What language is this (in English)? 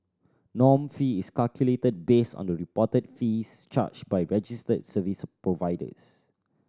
English